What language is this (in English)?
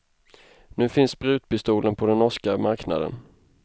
Swedish